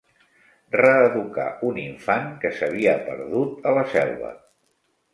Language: Catalan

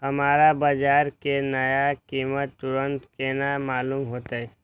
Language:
Maithili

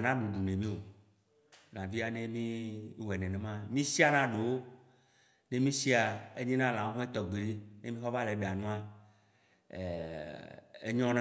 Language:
Waci Gbe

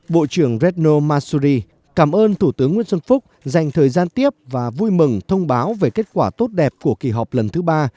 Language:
Vietnamese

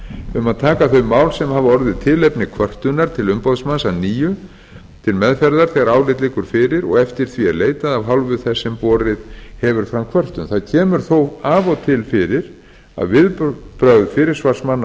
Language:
Icelandic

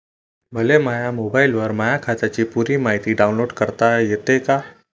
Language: Marathi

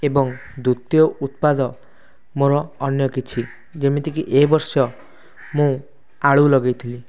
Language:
Odia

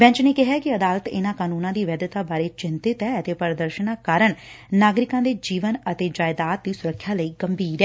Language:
Punjabi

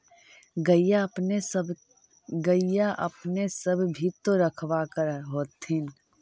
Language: Magahi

